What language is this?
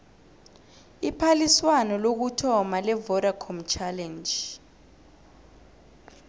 South Ndebele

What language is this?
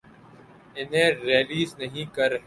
Urdu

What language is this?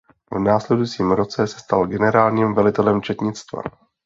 Czech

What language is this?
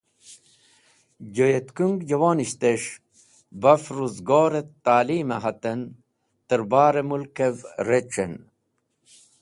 Wakhi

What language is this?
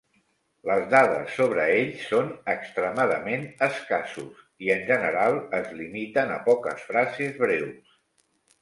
Catalan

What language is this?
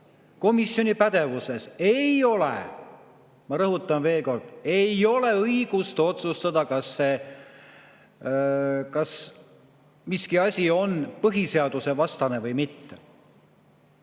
Estonian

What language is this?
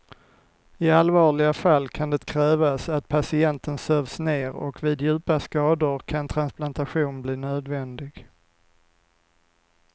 Swedish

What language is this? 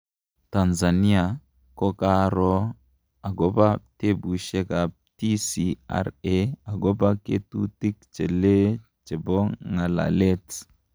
Kalenjin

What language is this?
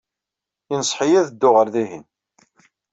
Kabyle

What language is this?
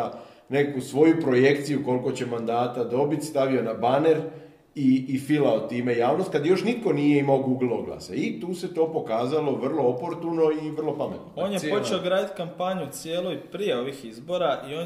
Croatian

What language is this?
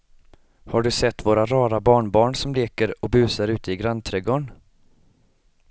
Swedish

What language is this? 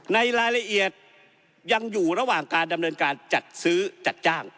Thai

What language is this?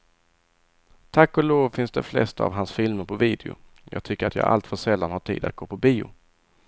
Swedish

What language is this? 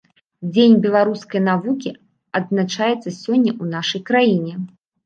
Belarusian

